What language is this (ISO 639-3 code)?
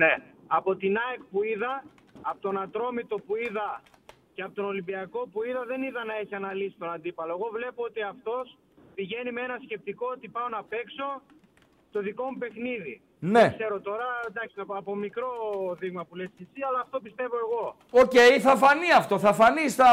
ell